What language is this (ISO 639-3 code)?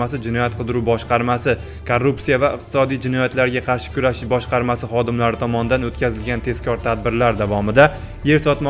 tur